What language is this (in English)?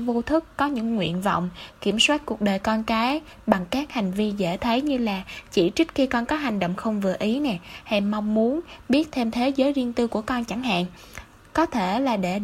Vietnamese